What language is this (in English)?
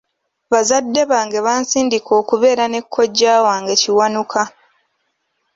Ganda